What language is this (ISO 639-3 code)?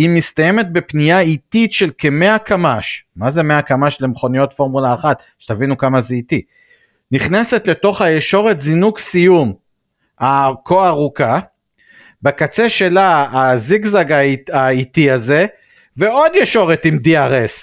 heb